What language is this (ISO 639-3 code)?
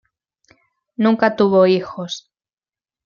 spa